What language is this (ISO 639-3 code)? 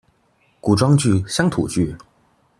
zho